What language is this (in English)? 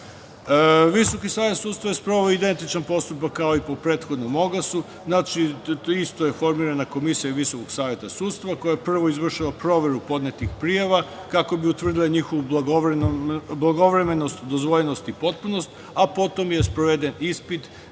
Serbian